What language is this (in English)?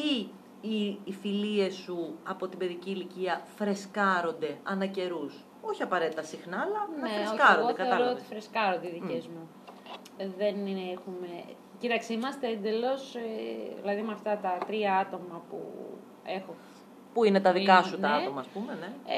Greek